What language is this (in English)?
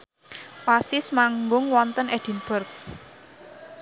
Javanese